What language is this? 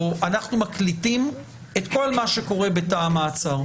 Hebrew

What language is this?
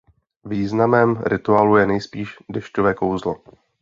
Czech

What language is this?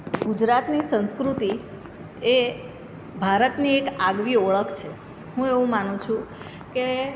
Gujarati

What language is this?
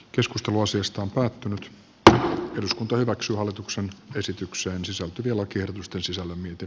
Finnish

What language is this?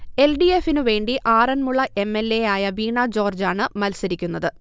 Malayalam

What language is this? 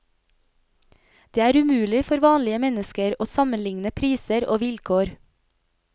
Norwegian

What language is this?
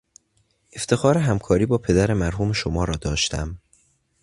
Persian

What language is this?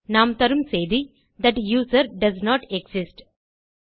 Tamil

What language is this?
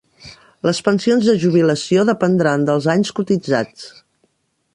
Catalan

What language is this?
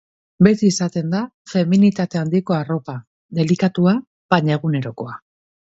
Basque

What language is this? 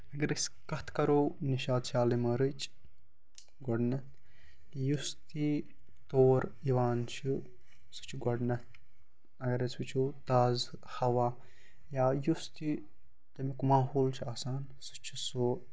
Kashmiri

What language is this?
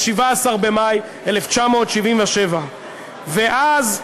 Hebrew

